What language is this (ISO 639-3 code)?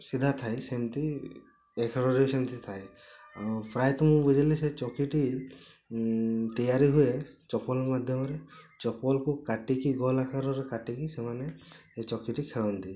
ori